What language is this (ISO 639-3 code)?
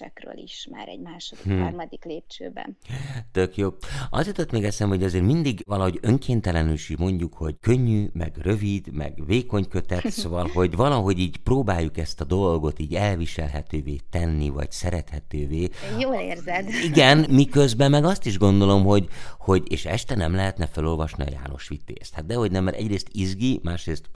hun